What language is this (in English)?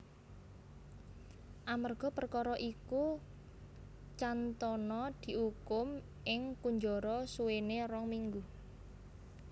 Javanese